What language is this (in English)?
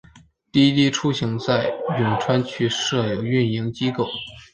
Chinese